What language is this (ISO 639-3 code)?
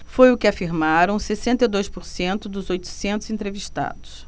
por